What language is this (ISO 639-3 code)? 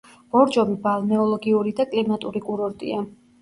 kat